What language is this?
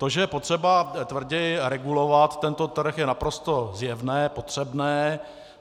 Czech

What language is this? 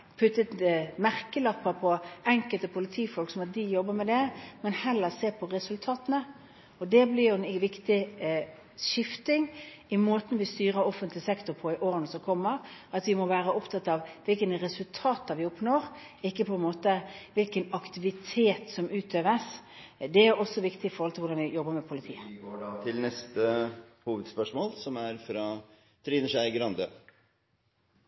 Norwegian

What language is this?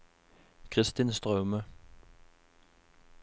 Norwegian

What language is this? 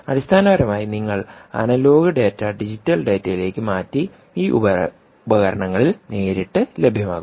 Malayalam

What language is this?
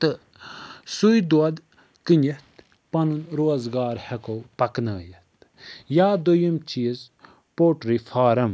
Kashmiri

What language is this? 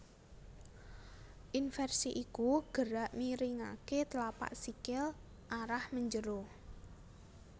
Javanese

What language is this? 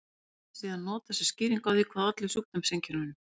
Icelandic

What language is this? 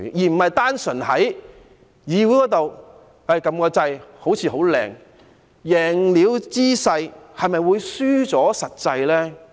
Cantonese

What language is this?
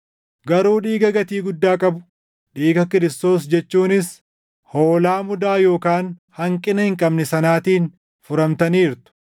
Oromo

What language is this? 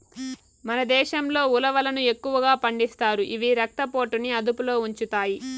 Telugu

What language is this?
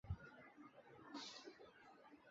Chinese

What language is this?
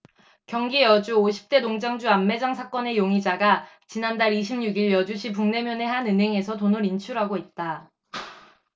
Korean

